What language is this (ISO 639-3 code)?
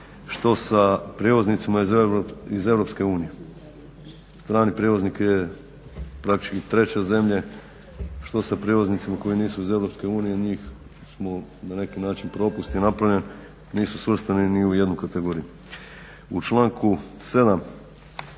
hrv